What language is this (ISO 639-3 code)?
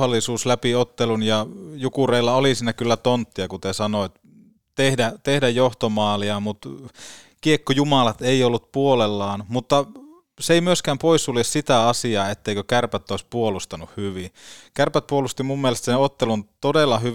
fin